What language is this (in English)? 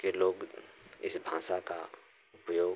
Hindi